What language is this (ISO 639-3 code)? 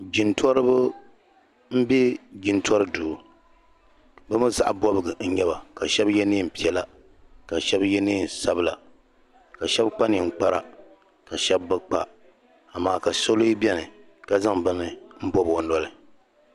dag